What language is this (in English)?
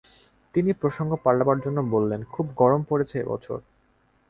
Bangla